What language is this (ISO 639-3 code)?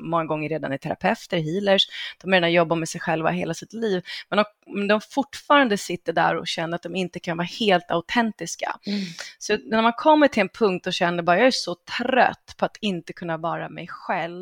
swe